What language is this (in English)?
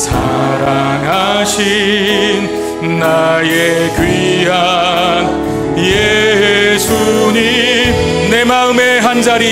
Korean